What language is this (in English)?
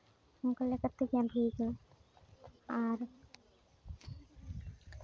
Santali